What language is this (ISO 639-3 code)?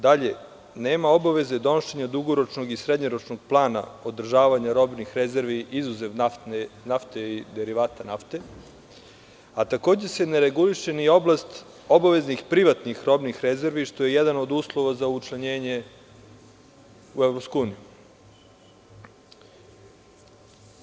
srp